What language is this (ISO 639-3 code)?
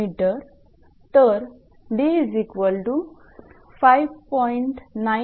mar